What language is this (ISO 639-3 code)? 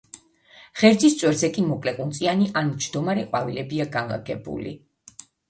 kat